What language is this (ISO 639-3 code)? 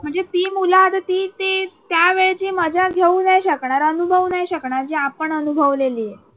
mar